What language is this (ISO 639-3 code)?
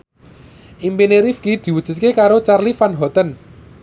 jav